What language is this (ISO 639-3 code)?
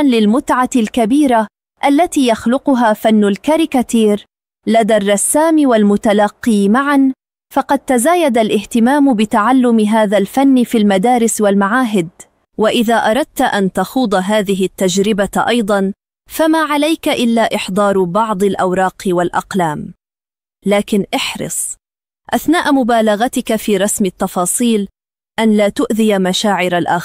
ara